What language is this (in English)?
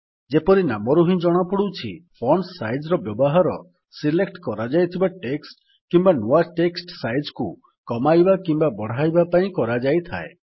Odia